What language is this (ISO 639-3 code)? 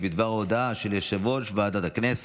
heb